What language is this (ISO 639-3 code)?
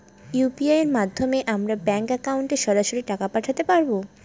ben